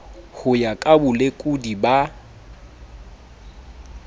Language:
Southern Sotho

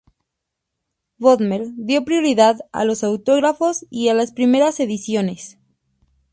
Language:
Spanish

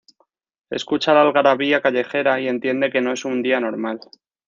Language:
Spanish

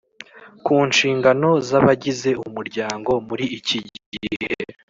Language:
Kinyarwanda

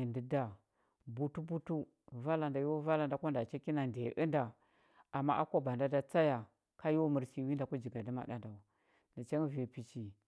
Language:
Huba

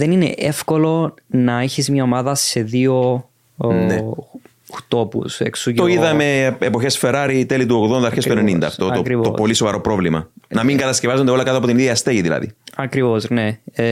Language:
Greek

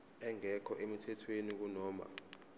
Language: Zulu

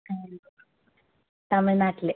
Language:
Malayalam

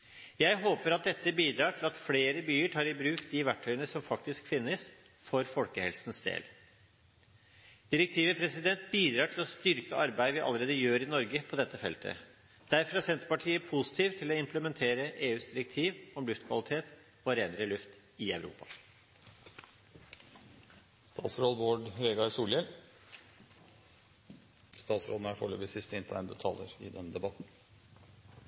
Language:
Norwegian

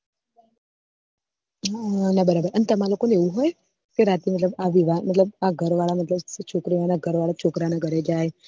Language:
Gujarati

